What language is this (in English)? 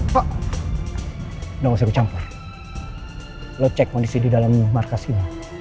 Indonesian